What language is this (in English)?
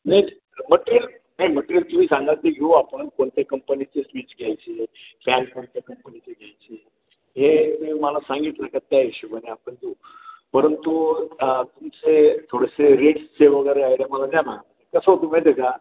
Marathi